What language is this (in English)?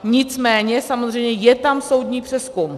Czech